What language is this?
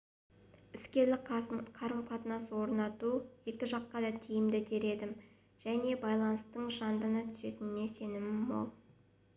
Kazakh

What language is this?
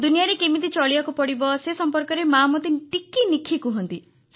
Odia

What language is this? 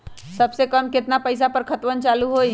Magahi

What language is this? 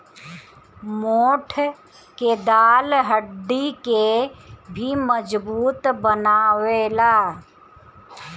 Bhojpuri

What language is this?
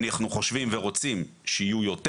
Hebrew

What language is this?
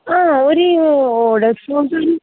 Malayalam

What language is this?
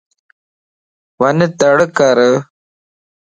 Lasi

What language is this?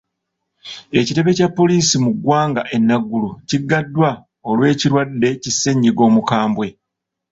Ganda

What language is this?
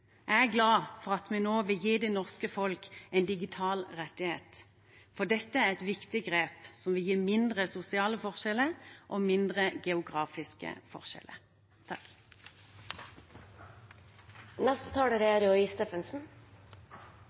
Norwegian Bokmål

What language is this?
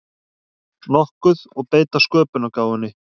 Icelandic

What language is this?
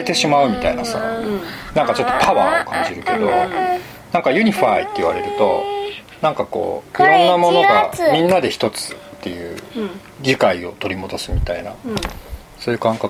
Japanese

